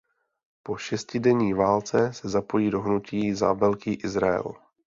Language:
Czech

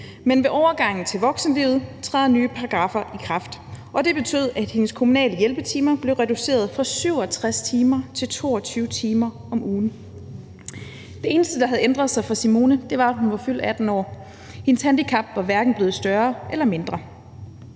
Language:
Danish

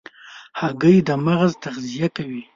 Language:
Pashto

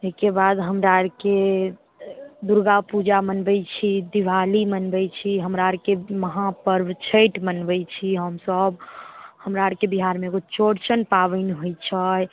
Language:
Maithili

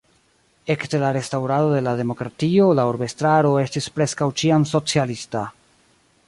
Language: Esperanto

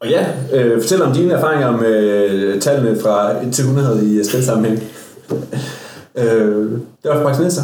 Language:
Danish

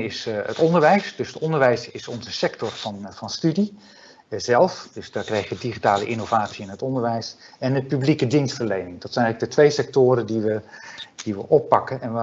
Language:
Dutch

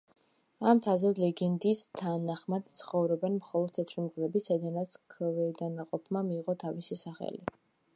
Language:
Georgian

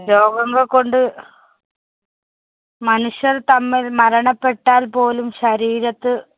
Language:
Malayalam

